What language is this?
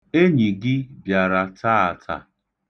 Igbo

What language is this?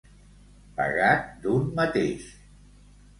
Catalan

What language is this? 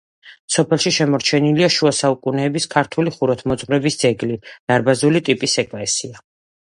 Georgian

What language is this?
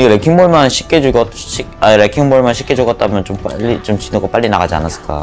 Korean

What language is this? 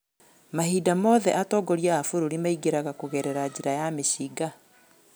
Kikuyu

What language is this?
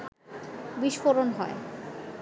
Bangla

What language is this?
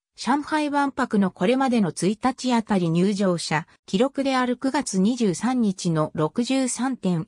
Japanese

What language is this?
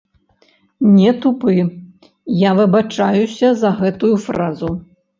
Belarusian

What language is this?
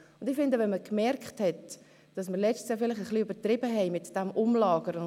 Swiss German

